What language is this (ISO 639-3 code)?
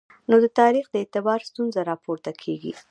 pus